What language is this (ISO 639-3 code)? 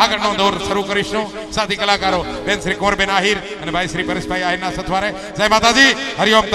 guj